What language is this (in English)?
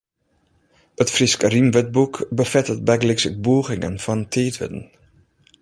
Western Frisian